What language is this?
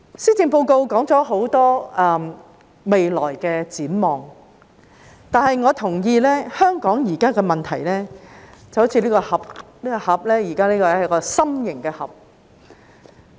Cantonese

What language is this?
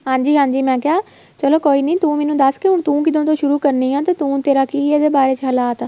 Punjabi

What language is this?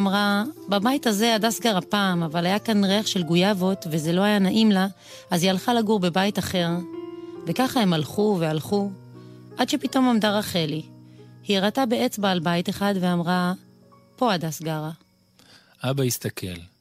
Hebrew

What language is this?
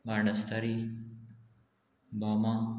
Konkani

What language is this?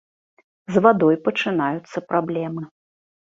Belarusian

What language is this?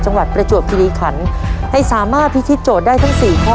Thai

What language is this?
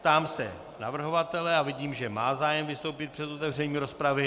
Czech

